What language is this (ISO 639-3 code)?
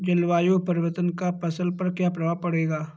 hin